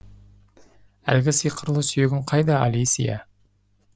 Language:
Kazakh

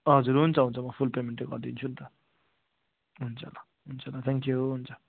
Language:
Nepali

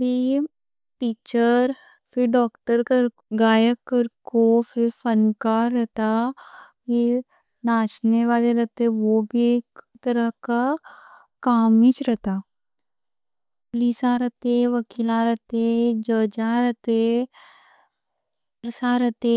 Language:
Deccan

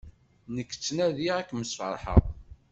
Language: Kabyle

